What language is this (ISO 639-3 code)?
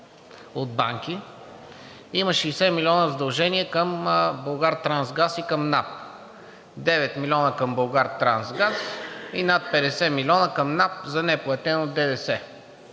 bul